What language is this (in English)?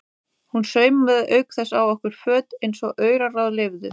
Icelandic